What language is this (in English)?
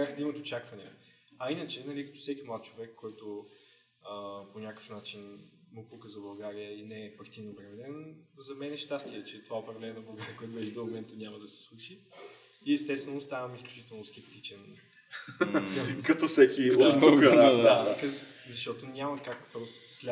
Bulgarian